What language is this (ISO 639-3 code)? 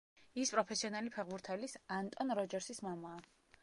kat